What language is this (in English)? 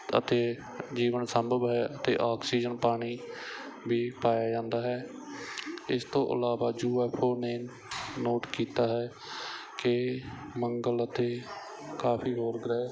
Punjabi